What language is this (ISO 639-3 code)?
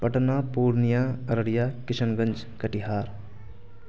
urd